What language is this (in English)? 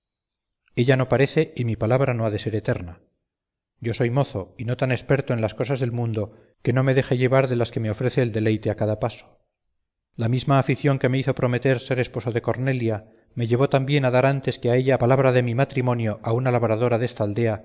Spanish